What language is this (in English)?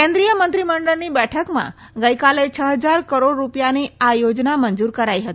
Gujarati